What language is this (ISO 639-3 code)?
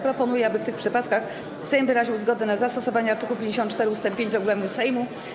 pol